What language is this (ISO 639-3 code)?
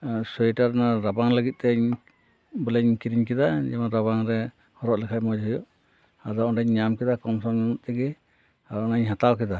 sat